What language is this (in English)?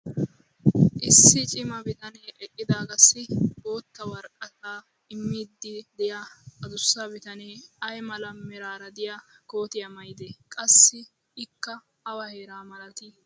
Wolaytta